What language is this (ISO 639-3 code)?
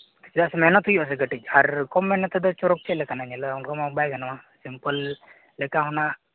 sat